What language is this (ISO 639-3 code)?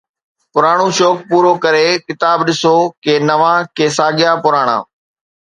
snd